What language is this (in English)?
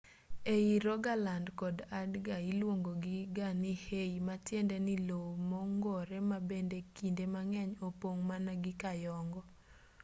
Luo (Kenya and Tanzania)